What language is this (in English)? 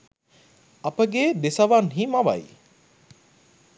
Sinhala